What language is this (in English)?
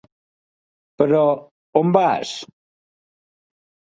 Catalan